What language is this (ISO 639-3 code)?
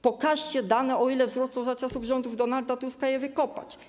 pol